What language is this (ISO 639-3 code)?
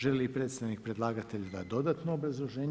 hrv